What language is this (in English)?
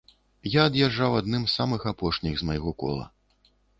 Belarusian